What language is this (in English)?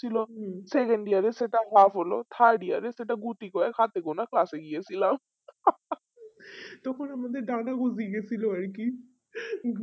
Bangla